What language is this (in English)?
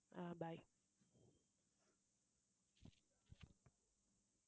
Tamil